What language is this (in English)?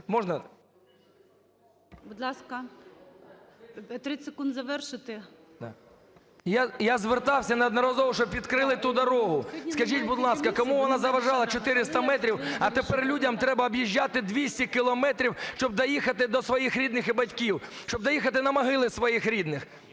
Ukrainian